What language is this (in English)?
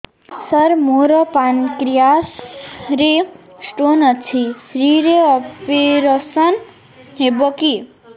Odia